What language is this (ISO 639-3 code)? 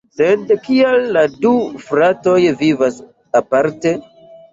epo